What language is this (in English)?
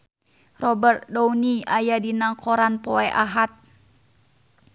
Sundanese